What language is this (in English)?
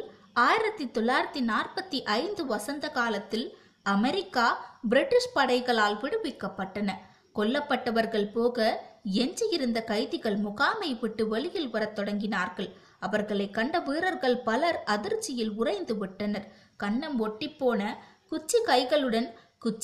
Tamil